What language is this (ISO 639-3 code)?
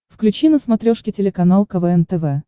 rus